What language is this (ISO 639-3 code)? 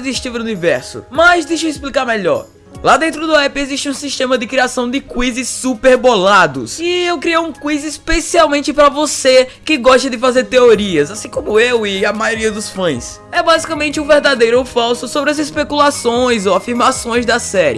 por